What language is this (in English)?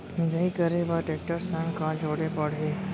Chhattisgarhi